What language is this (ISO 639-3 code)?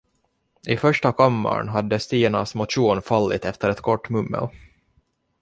swe